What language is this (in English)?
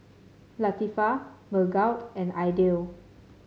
English